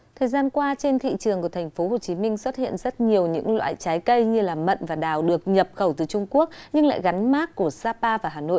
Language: Vietnamese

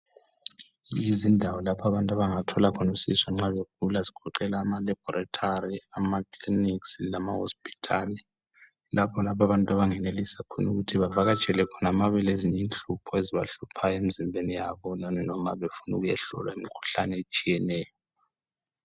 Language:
North Ndebele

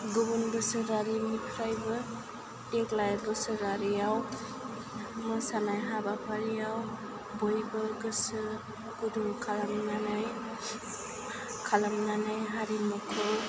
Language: Bodo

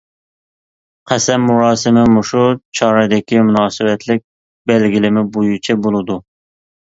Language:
Uyghur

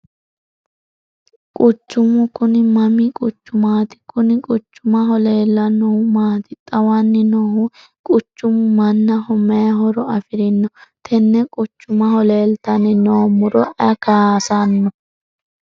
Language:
Sidamo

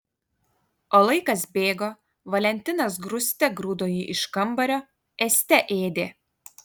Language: Lithuanian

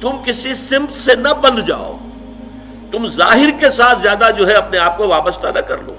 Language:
Urdu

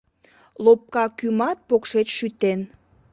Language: Mari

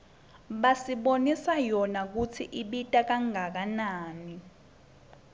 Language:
Swati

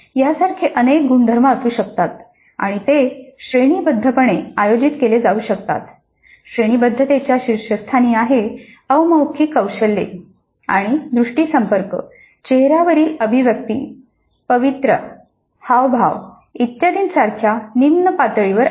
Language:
Marathi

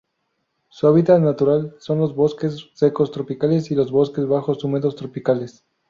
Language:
Spanish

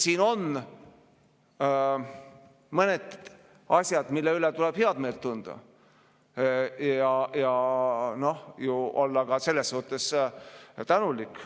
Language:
Estonian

